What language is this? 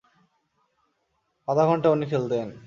Bangla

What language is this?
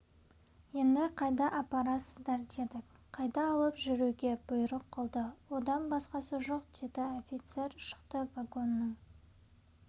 Kazakh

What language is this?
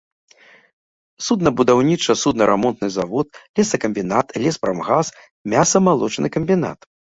Belarusian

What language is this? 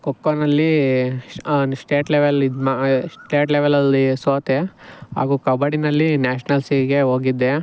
Kannada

